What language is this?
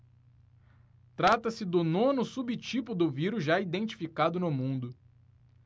Portuguese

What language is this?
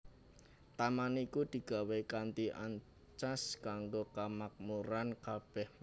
Javanese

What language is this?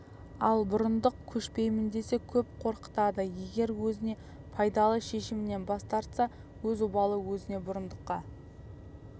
Kazakh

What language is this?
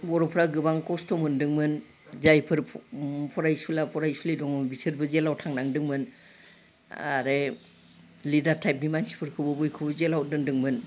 Bodo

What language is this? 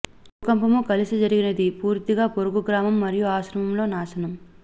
Telugu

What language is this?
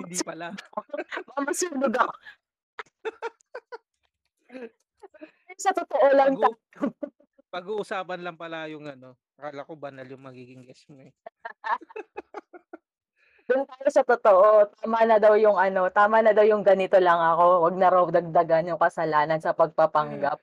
Filipino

